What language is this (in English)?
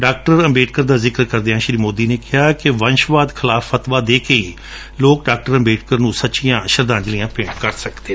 Punjabi